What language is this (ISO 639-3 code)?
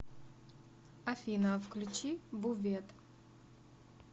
rus